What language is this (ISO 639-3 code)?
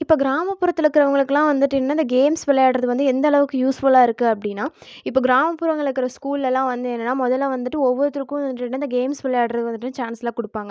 tam